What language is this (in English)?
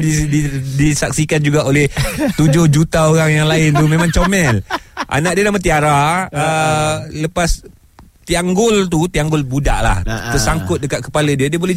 Malay